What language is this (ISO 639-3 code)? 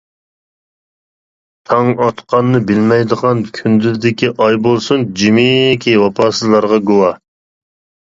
uig